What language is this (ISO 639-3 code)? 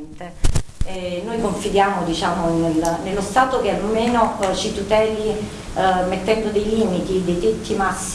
ita